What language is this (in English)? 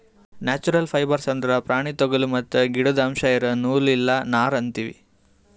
Kannada